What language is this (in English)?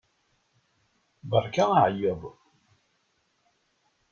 Kabyle